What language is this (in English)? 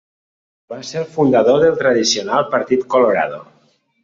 Catalan